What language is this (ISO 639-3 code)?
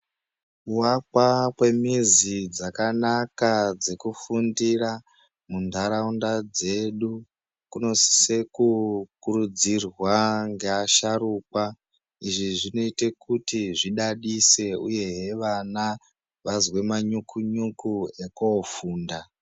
ndc